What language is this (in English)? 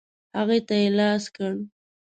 Pashto